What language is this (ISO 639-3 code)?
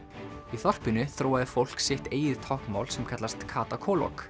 isl